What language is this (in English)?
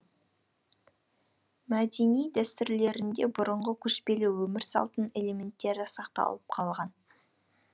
Kazakh